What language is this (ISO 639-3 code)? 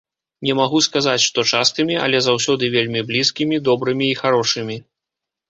bel